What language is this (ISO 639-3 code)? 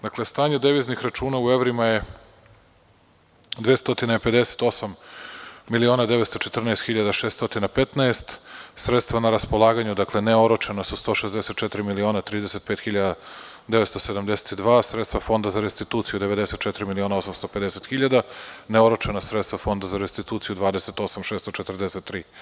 srp